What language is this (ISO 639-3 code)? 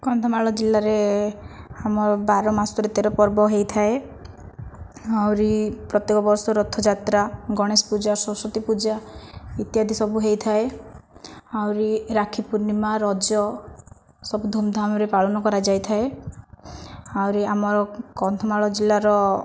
ori